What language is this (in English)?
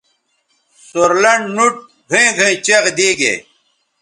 Bateri